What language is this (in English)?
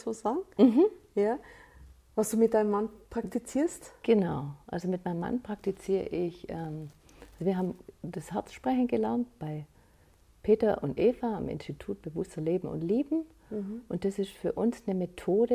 German